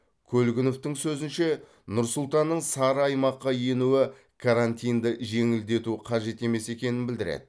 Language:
Kazakh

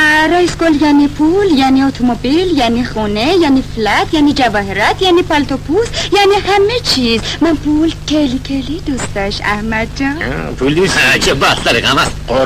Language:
Persian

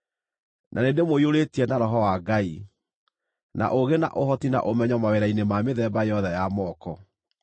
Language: Kikuyu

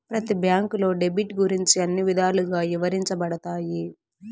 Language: Telugu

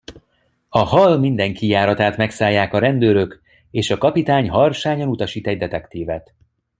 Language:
Hungarian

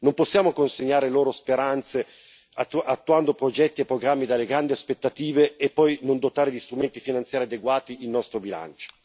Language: Italian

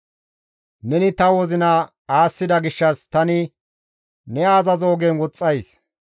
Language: Gamo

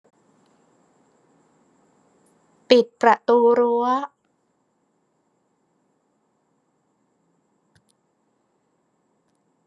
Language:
Thai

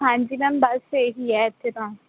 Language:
Punjabi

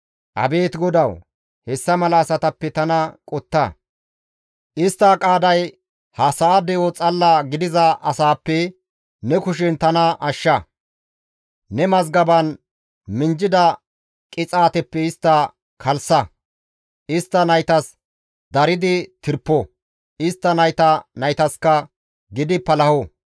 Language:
Gamo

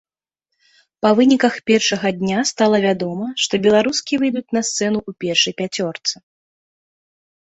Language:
Belarusian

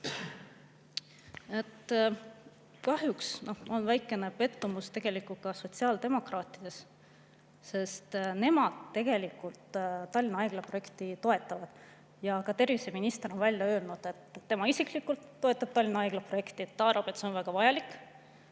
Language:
Estonian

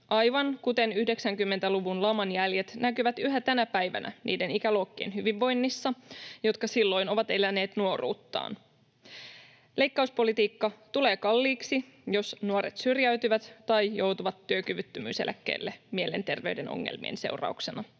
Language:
Finnish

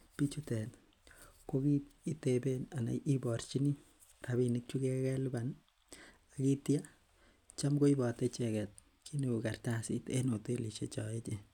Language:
Kalenjin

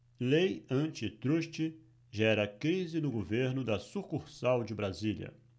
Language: Portuguese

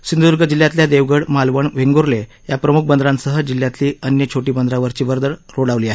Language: Marathi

